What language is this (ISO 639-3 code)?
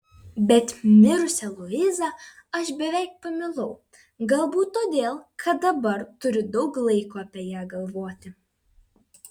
lit